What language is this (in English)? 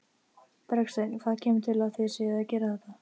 Icelandic